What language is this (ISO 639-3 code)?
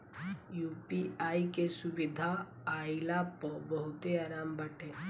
bho